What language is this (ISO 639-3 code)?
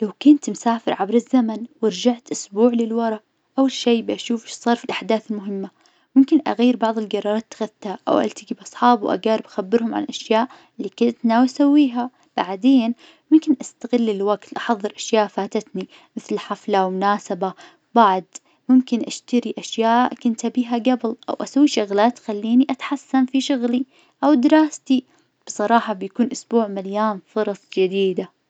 ars